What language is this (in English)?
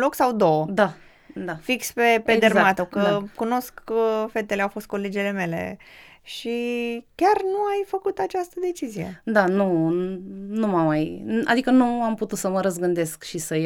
Romanian